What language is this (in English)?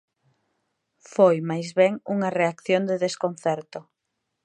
Galician